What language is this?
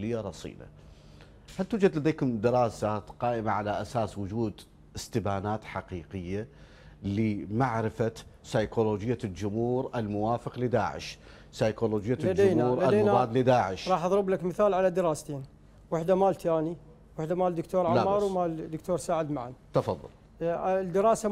Arabic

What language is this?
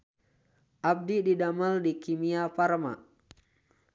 Sundanese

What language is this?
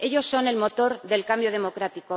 Spanish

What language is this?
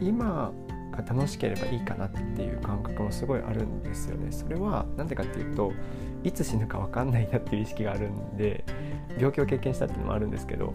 Japanese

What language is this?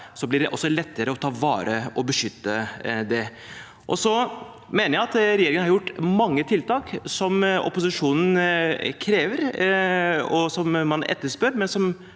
Norwegian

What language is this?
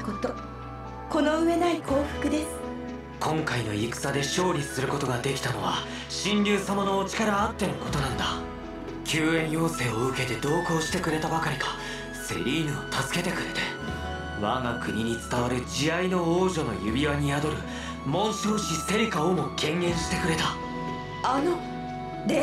Japanese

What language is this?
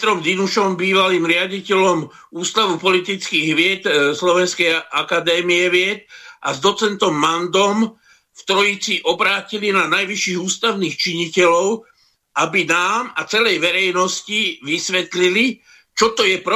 Slovak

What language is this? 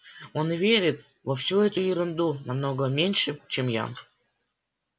Russian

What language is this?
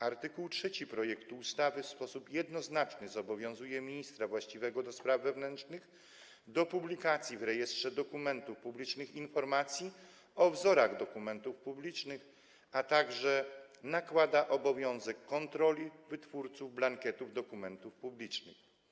Polish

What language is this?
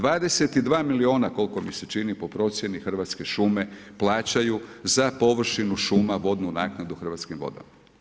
Croatian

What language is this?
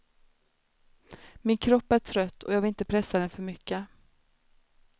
Swedish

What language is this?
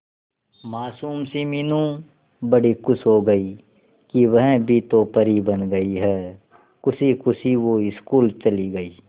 Hindi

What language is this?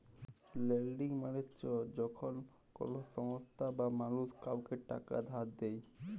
Bangla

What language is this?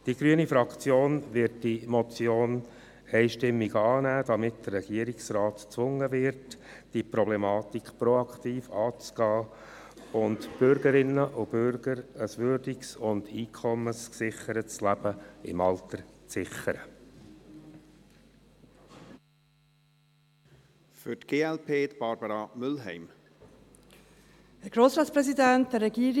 Swiss German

